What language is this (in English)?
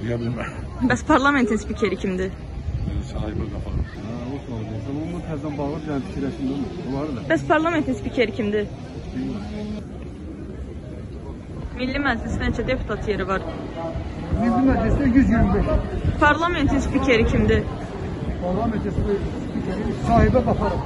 Turkish